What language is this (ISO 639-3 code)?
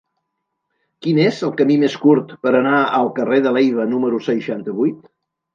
cat